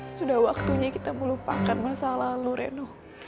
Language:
Indonesian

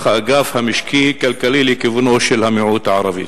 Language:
Hebrew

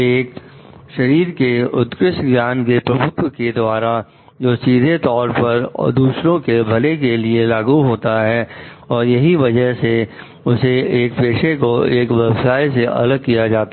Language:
Hindi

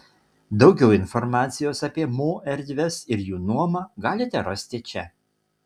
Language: Lithuanian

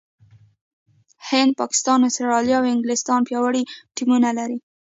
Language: Pashto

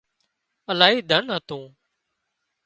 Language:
Wadiyara Koli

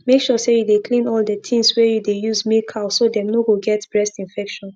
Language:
Nigerian Pidgin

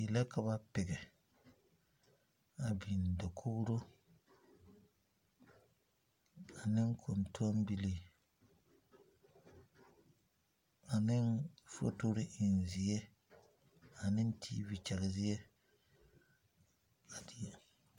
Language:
Southern Dagaare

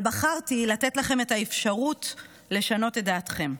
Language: Hebrew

